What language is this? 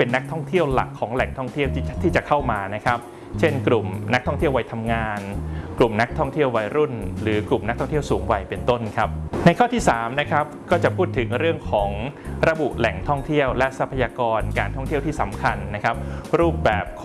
Thai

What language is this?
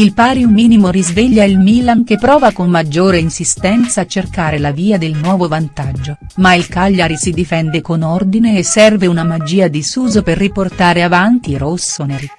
Italian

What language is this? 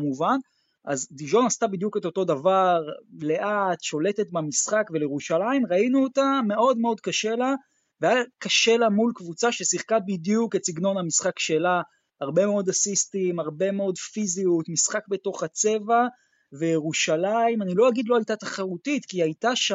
Hebrew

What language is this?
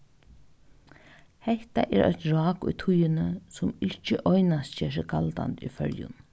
Faroese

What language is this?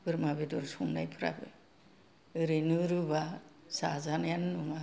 Bodo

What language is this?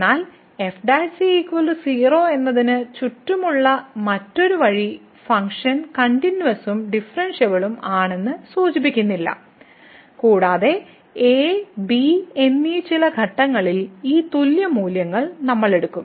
Malayalam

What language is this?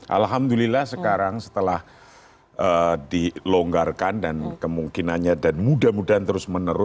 Indonesian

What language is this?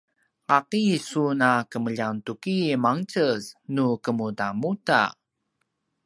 Paiwan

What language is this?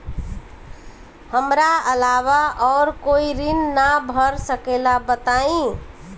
Bhojpuri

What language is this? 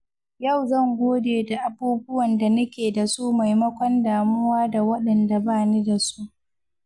Hausa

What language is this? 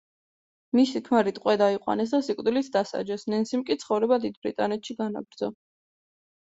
Georgian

